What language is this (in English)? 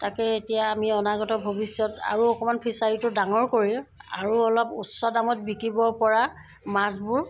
Assamese